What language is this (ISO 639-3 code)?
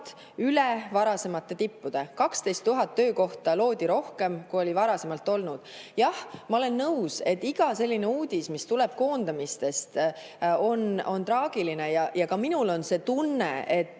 est